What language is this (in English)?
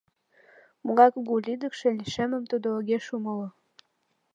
Mari